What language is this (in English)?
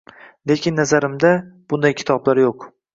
Uzbek